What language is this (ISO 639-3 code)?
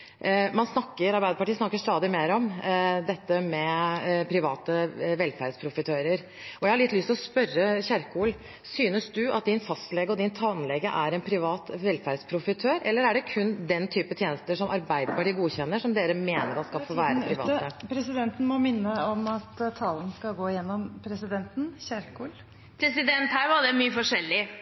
nob